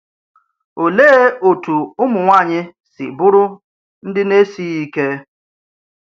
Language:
Igbo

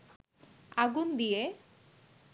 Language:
Bangla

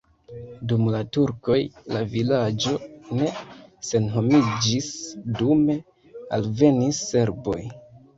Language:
Esperanto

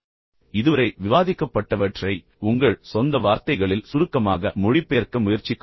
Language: Tamil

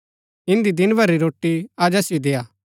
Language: Gaddi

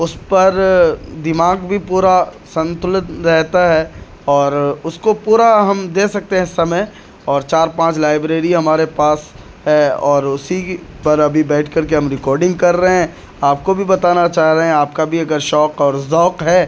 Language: Urdu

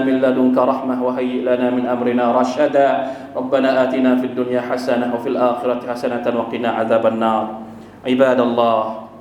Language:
Thai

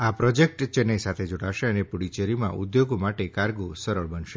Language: Gujarati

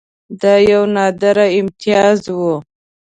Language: Pashto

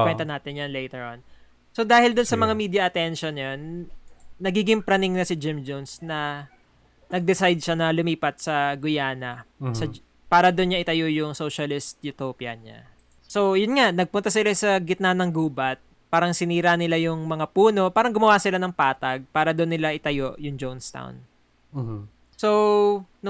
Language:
Filipino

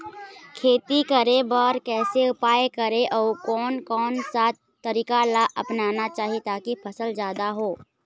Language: Chhattisgarhi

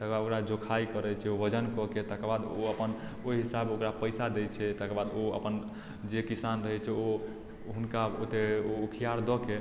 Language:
Maithili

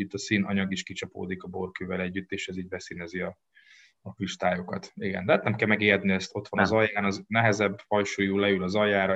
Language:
Hungarian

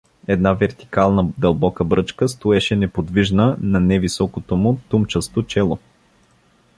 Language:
Bulgarian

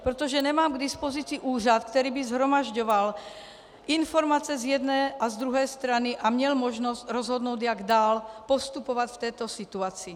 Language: Czech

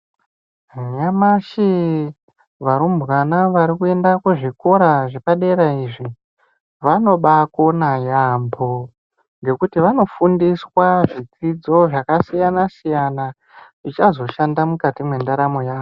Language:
Ndau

